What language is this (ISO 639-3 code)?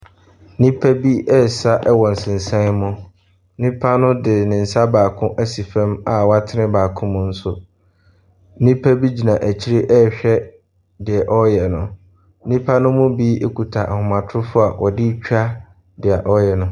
aka